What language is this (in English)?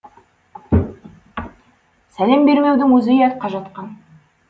Kazakh